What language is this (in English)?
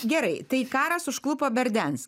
Lithuanian